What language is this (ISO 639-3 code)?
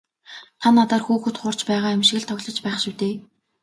mon